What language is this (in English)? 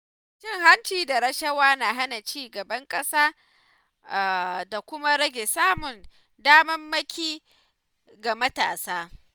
Hausa